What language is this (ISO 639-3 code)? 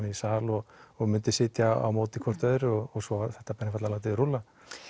isl